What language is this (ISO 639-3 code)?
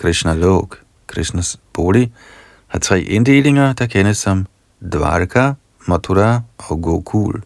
dan